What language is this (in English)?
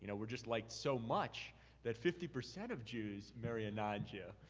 English